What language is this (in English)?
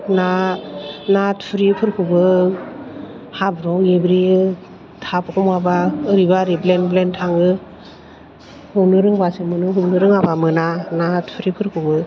Bodo